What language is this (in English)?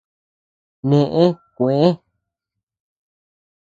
Tepeuxila Cuicatec